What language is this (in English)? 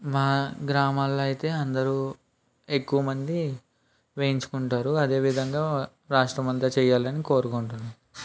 Telugu